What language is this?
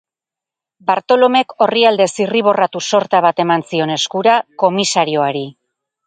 Basque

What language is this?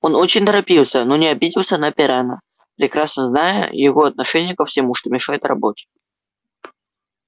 Russian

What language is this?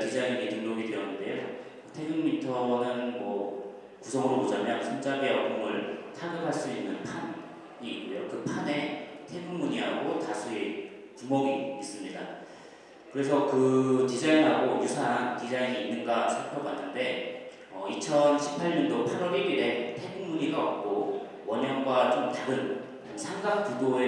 Korean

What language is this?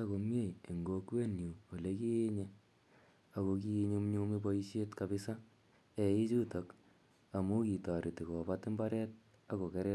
Kalenjin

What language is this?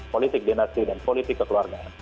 Indonesian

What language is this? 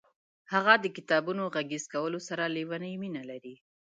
Pashto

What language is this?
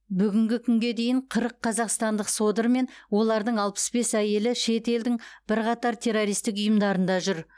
Kazakh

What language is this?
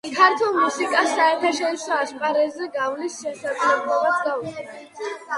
Georgian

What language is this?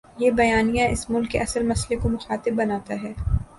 Urdu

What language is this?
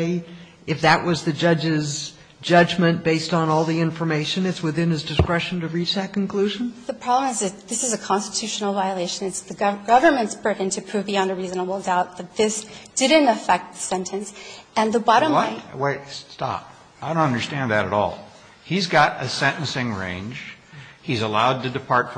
English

